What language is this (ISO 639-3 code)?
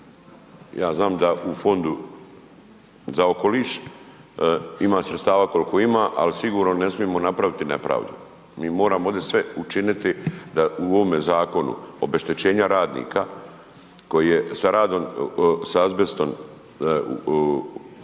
hrv